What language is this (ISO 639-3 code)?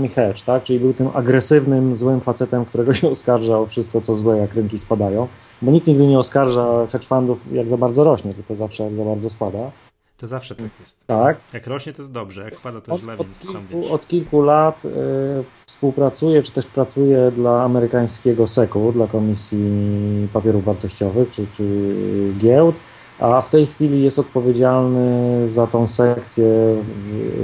pol